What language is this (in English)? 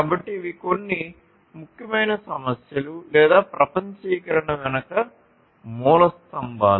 Telugu